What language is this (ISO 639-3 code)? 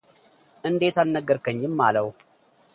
amh